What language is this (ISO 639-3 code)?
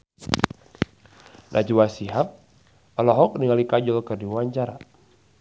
sun